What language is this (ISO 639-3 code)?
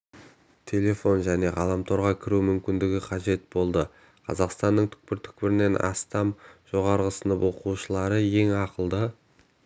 kaz